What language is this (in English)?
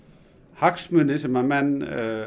Icelandic